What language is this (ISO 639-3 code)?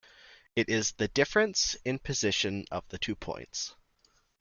eng